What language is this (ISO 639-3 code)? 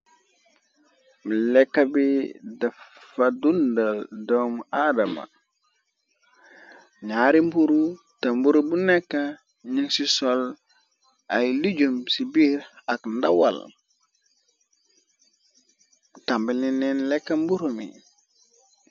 wol